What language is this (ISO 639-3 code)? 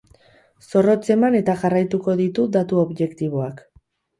eus